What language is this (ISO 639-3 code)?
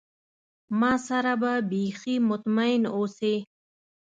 pus